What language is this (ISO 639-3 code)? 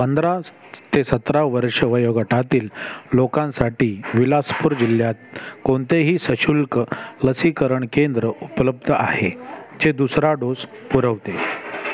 mar